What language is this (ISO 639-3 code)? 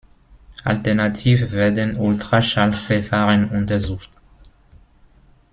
deu